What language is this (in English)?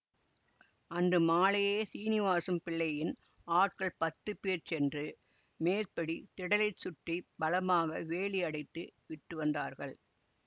Tamil